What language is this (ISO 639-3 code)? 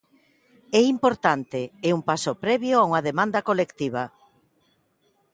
glg